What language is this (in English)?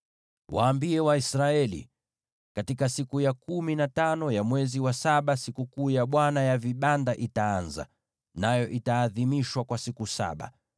Swahili